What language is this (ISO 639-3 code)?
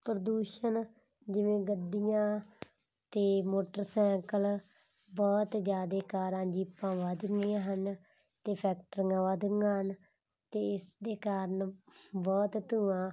pan